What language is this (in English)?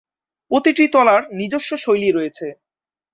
Bangla